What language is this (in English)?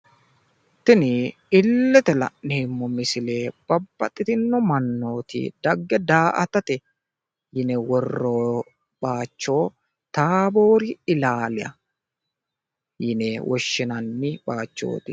Sidamo